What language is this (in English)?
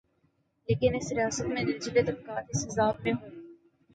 Urdu